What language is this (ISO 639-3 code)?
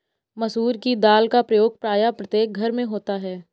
hin